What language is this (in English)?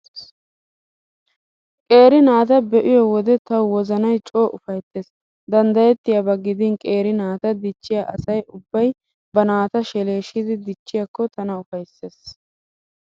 Wolaytta